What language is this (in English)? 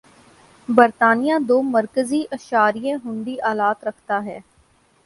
Urdu